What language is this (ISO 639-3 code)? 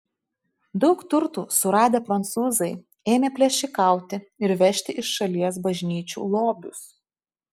lit